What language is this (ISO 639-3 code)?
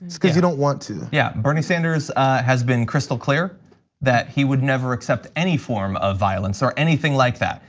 eng